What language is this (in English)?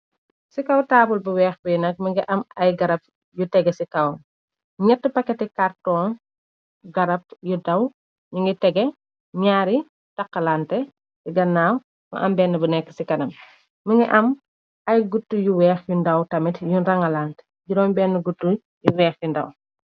Wolof